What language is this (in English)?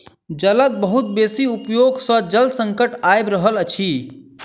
Maithili